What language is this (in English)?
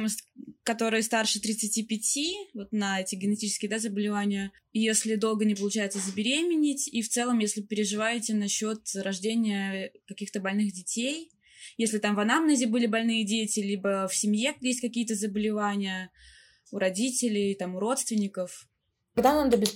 Russian